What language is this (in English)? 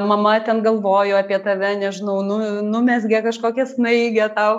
Lithuanian